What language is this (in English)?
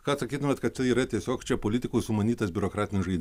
Lithuanian